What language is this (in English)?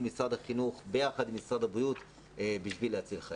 Hebrew